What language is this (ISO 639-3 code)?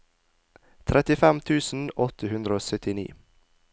nor